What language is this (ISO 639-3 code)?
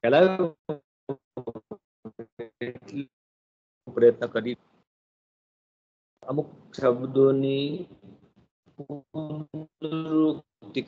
hin